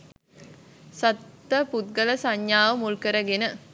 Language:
Sinhala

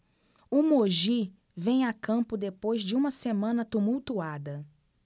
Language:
Portuguese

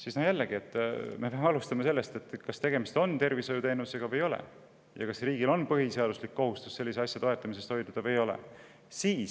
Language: Estonian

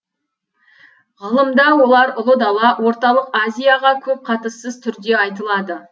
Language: Kazakh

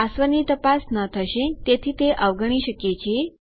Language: Gujarati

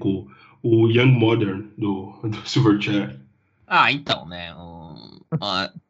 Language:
Portuguese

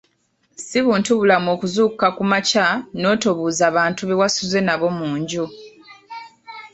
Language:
Ganda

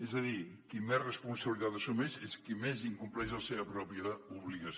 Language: Catalan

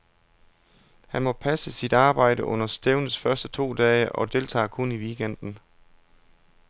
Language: Danish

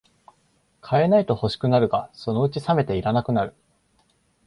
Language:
Japanese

